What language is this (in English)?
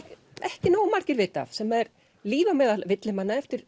Icelandic